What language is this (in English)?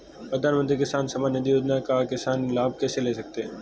Hindi